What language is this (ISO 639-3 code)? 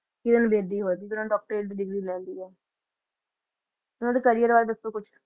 pan